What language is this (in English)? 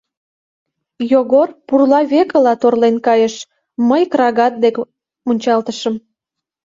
Mari